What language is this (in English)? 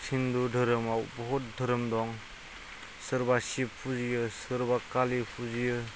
Bodo